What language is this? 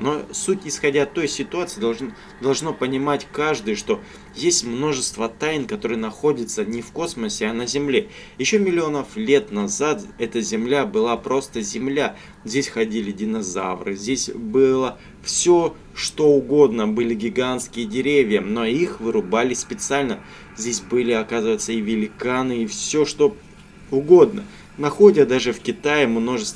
Russian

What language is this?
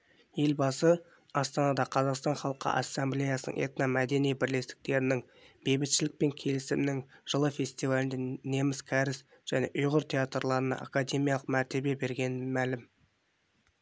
Kazakh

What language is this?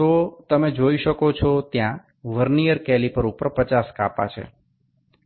Gujarati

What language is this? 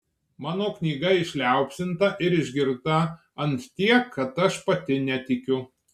Lithuanian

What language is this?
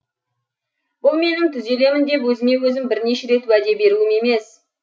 Kazakh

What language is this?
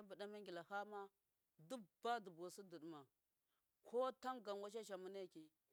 Miya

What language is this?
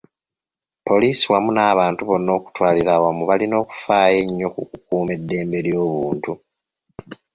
Ganda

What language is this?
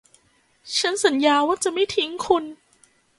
Thai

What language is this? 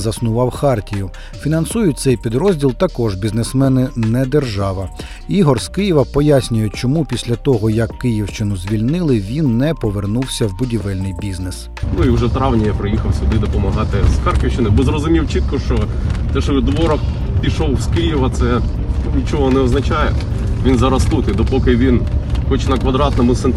Ukrainian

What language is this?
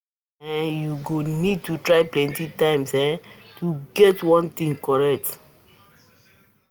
Nigerian Pidgin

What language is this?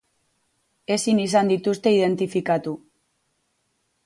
Basque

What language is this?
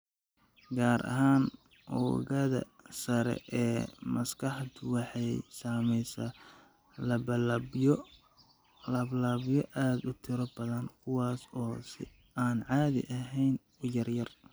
Somali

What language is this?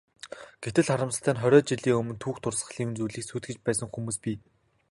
Mongolian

